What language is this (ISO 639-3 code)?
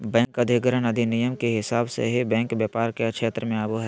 mag